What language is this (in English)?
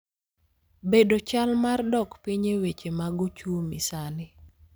Luo (Kenya and Tanzania)